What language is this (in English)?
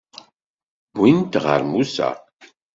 Kabyle